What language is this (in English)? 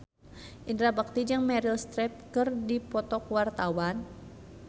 Sundanese